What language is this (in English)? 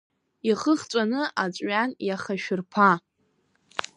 Abkhazian